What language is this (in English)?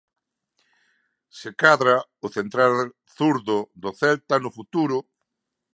Galician